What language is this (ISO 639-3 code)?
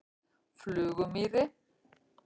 isl